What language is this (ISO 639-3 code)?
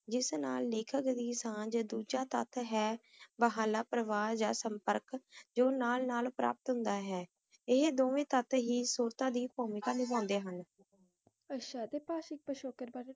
pan